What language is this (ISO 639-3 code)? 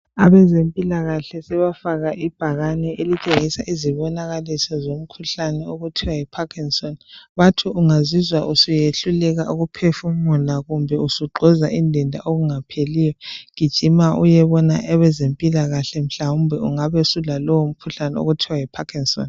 nde